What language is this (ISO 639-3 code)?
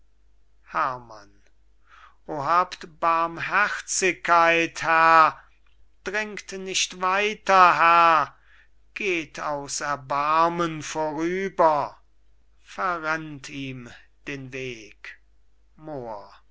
deu